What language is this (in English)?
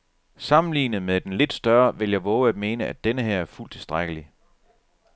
Danish